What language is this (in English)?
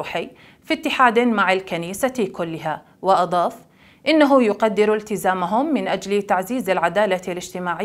Arabic